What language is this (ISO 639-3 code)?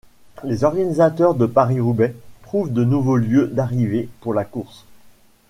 fra